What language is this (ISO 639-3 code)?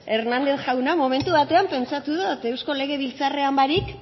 eus